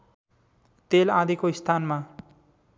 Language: Nepali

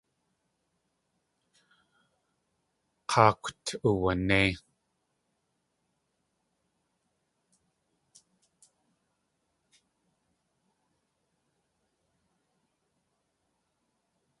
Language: Tlingit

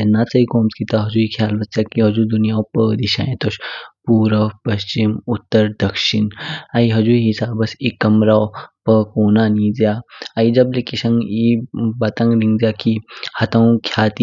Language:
Kinnauri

